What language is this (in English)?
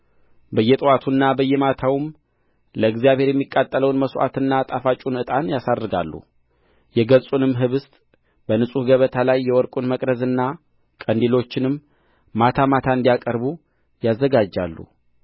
Amharic